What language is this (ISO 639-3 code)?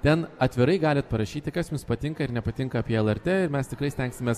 lit